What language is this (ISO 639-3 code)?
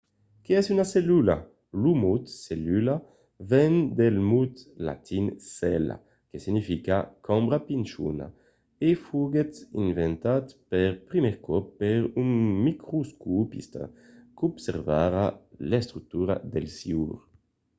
oci